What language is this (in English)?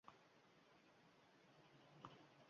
Uzbek